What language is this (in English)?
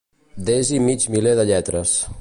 Catalan